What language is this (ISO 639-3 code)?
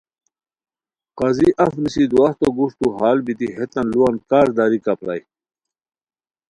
khw